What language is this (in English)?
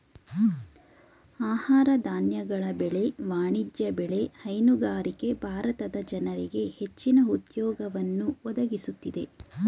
Kannada